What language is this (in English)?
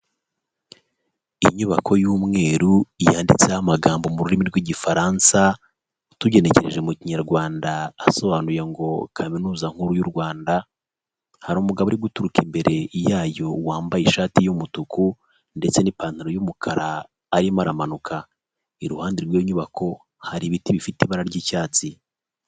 Kinyarwanda